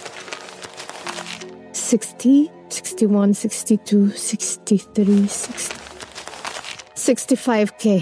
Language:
Filipino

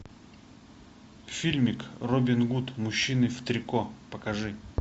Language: Russian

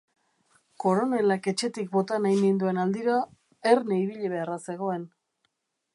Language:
Basque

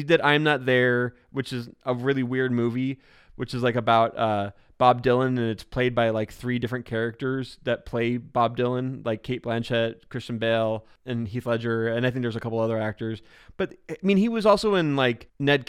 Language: English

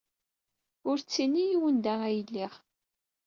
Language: Kabyle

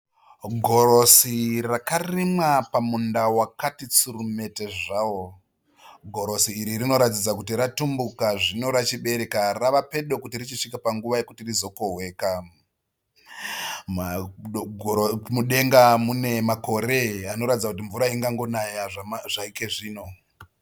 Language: Shona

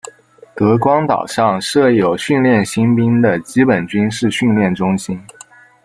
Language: Chinese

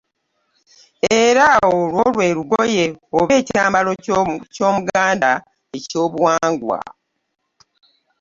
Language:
Ganda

